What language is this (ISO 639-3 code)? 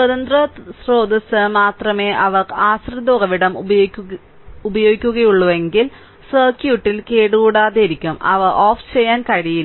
mal